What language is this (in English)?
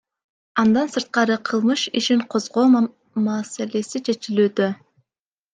Kyrgyz